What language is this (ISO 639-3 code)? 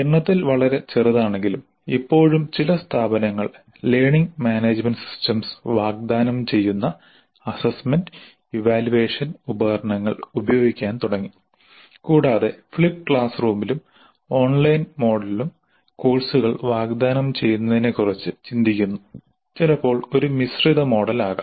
mal